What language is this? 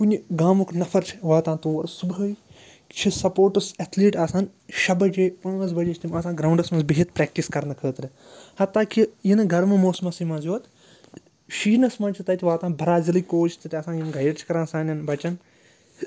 Kashmiri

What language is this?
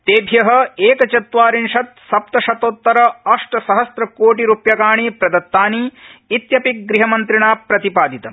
Sanskrit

